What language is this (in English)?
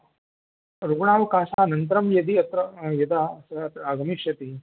Sanskrit